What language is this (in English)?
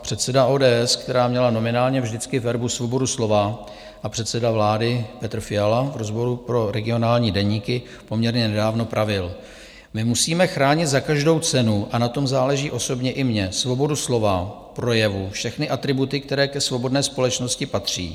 Czech